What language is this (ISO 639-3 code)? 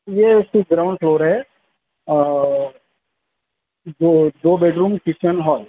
urd